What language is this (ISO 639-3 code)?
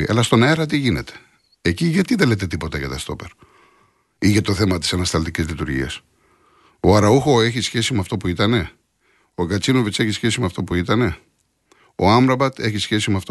ell